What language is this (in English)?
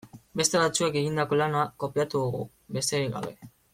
Basque